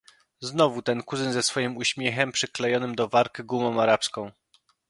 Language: Polish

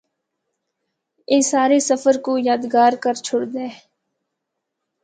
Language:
Northern Hindko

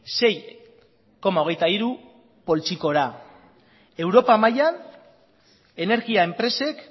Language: Basque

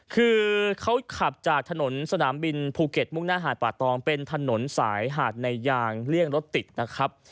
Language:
Thai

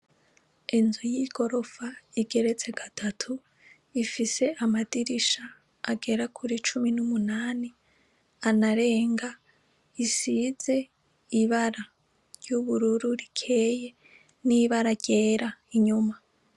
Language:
Rundi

